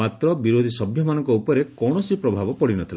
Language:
Odia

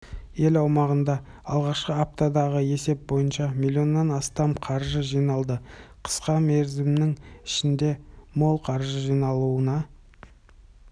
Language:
Kazakh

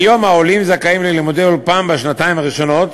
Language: Hebrew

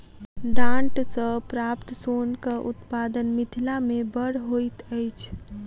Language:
Maithili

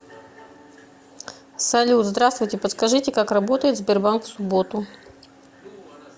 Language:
Russian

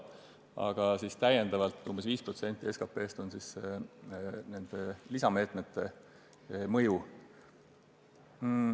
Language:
Estonian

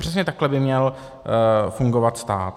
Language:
Czech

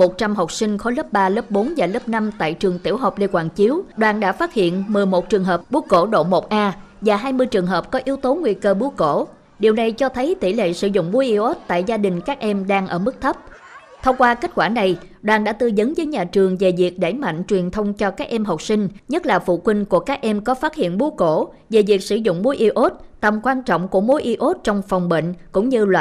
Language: Vietnamese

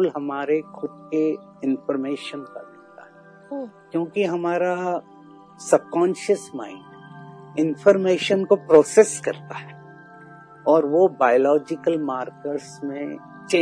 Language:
Hindi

